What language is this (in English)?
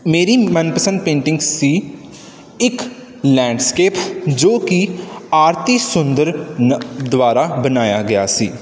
Punjabi